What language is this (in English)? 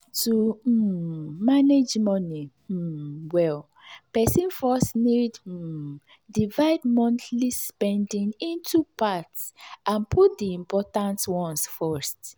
Nigerian Pidgin